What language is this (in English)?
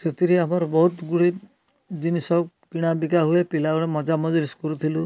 Odia